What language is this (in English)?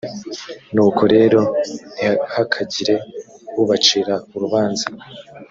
Kinyarwanda